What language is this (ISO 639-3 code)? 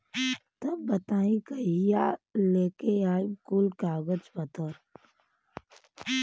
bho